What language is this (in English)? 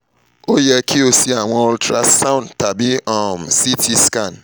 Yoruba